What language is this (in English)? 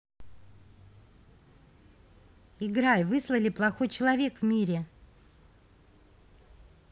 Russian